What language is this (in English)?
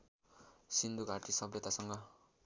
Nepali